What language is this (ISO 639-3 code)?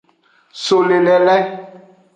ajg